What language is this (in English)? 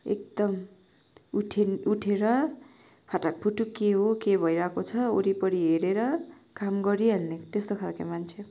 Nepali